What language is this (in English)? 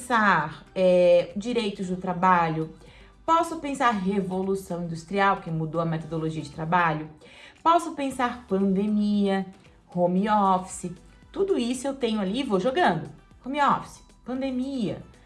Portuguese